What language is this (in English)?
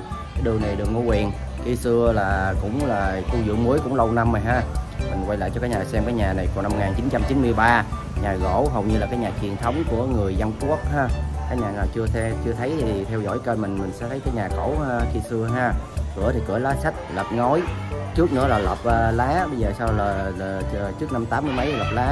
Vietnamese